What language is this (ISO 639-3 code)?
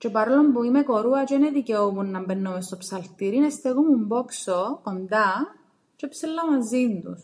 ell